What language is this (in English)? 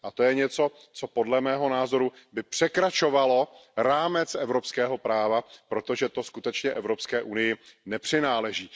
Czech